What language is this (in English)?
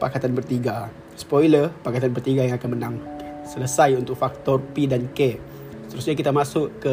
Malay